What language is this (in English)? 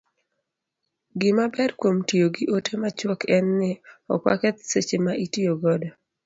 Luo (Kenya and Tanzania)